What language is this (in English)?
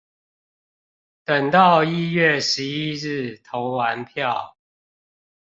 Chinese